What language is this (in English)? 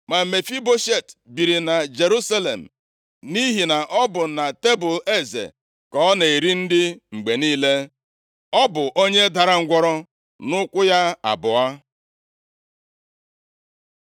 Igbo